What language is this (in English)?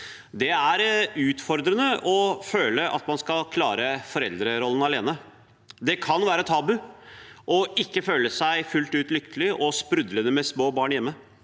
Norwegian